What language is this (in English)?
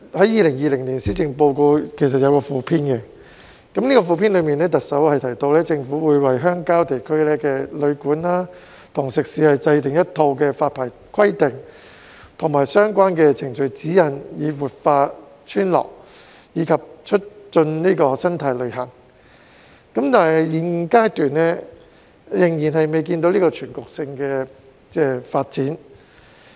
Cantonese